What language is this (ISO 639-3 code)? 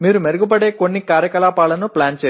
tam